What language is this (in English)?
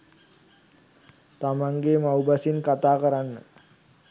Sinhala